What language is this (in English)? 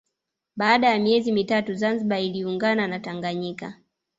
Swahili